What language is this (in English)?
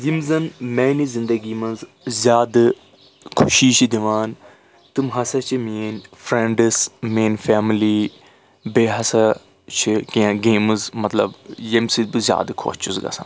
Kashmiri